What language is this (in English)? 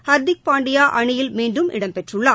Tamil